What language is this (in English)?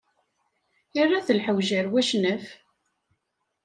Kabyle